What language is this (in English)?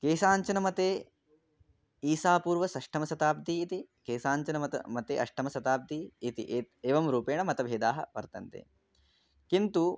Sanskrit